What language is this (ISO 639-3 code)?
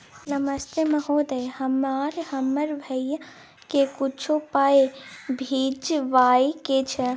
mai